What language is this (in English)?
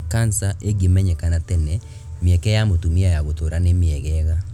Kikuyu